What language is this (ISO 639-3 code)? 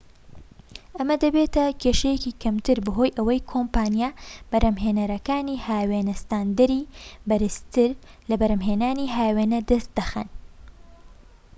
ckb